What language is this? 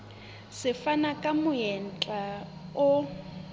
Southern Sotho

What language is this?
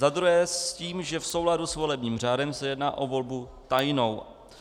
Czech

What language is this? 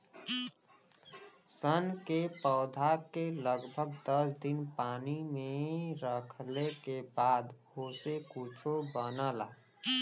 Bhojpuri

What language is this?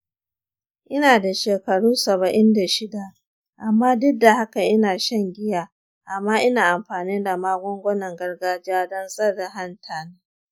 Hausa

